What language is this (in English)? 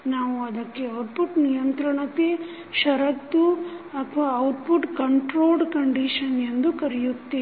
Kannada